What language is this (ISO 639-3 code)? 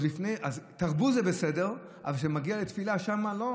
heb